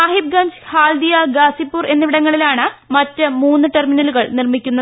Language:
Malayalam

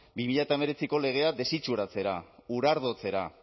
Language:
Basque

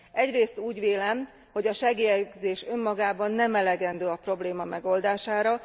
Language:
Hungarian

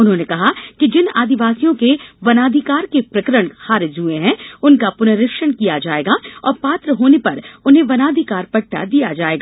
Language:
Hindi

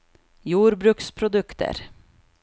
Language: Norwegian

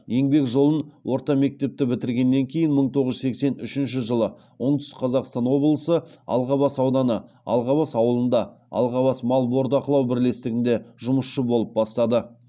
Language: Kazakh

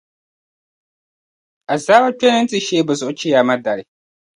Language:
Dagbani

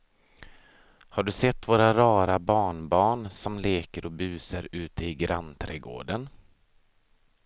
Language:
Swedish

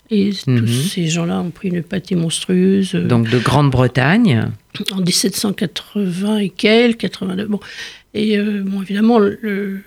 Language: French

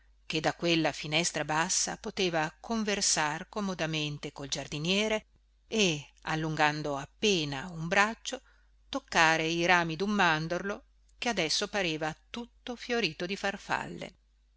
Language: Italian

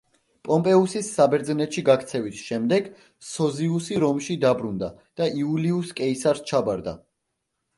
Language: Georgian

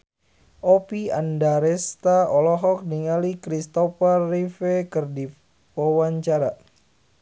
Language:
Sundanese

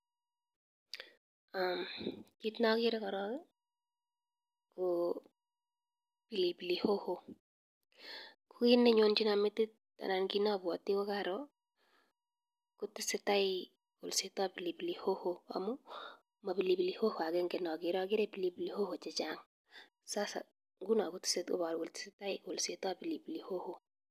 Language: Kalenjin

